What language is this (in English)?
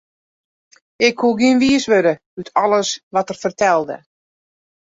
Western Frisian